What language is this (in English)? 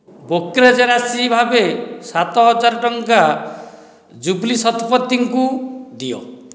Odia